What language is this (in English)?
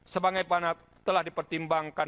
Indonesian